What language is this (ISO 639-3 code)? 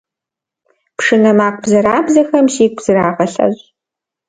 kbd